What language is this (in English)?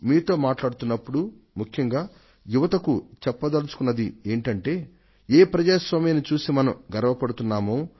Telugu